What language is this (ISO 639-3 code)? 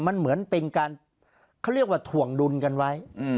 tha